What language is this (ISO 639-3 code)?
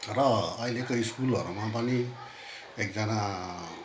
nep